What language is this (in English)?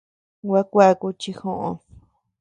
Tepeuxila Cuicatec